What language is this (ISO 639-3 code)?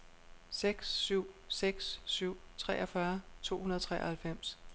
dan